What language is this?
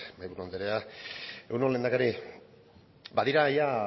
Basque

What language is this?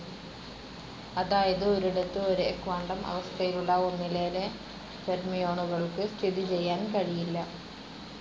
Malayalam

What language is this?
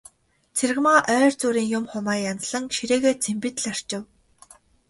Mongolian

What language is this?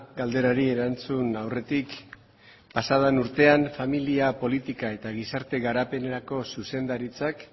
Basque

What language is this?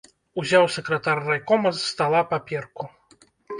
Belarusian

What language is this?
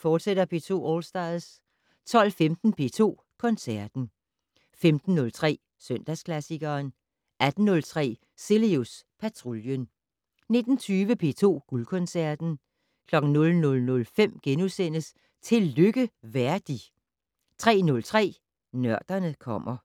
Danish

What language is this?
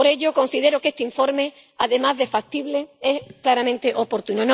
Spanish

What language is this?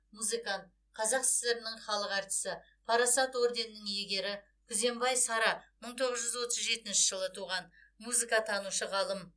Kazakh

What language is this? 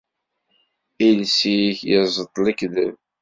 Kabyle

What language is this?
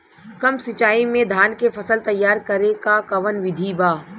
Bhojpuri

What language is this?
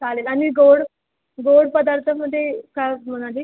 Marathi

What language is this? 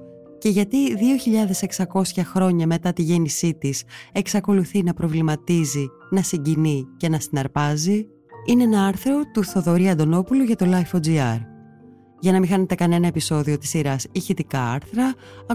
Greek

